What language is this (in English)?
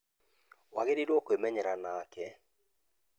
Kikuyu